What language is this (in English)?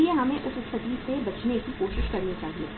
Hindi